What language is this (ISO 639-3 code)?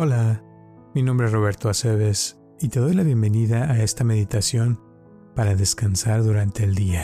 spa